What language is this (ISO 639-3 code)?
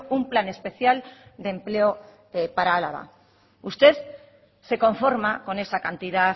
spa